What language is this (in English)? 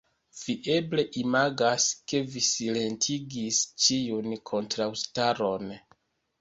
Esperanto